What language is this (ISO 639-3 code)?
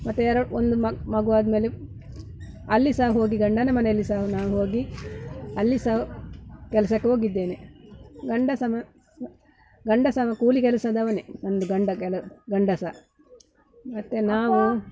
kan